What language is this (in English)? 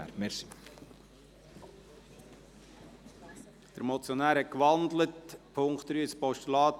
Swiss German